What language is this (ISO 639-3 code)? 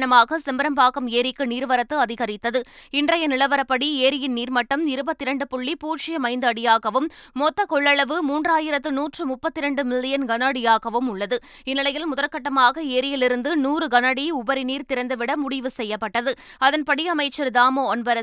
tam